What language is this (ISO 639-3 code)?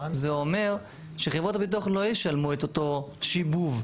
heb